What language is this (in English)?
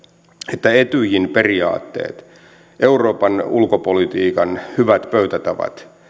Finnish